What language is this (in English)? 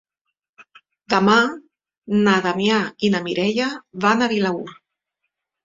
Catalan